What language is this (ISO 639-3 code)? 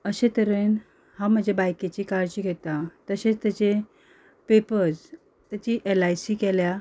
kok